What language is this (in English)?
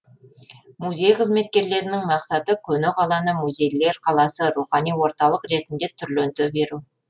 Kazakh